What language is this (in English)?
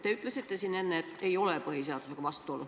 Estonian